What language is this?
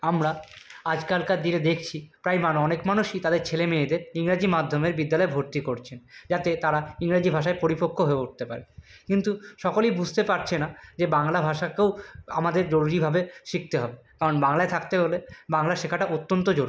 Bangla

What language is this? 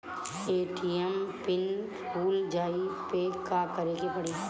Bhojpuri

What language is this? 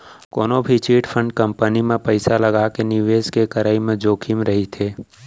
Chhattisgarhi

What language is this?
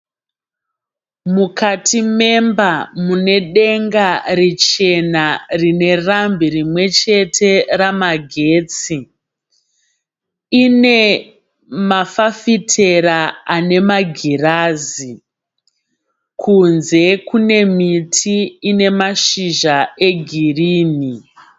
Shona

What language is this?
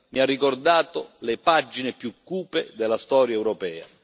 Italian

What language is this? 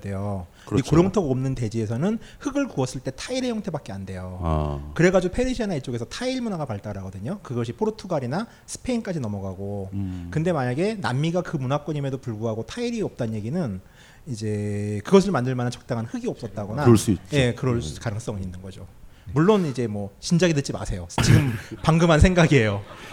Korean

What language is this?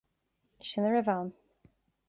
Irish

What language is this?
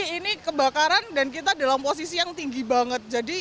Indonesian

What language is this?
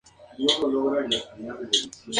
Spanish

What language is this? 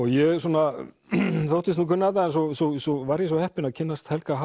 Icelandic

